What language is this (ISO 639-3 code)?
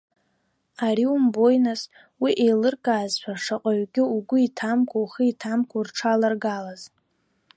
abk